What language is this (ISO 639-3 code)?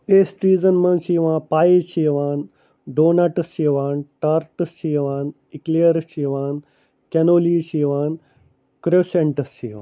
kas